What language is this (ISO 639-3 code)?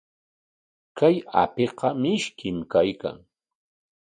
qwa